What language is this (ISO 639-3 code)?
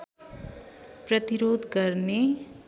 nep